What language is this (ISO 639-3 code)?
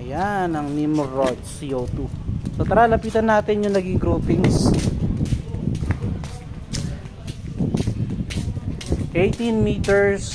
fil